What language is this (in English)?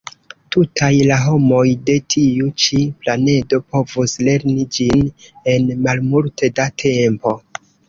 Esperanto